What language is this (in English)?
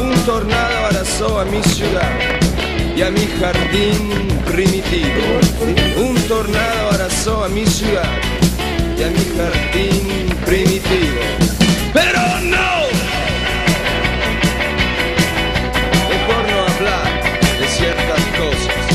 Hungarian